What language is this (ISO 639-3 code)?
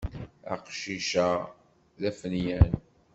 kab